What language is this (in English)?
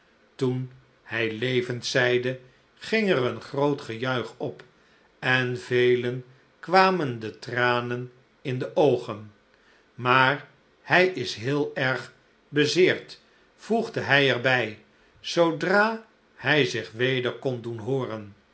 Dutch